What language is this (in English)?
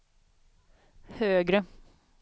Swedish